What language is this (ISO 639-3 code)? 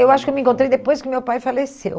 por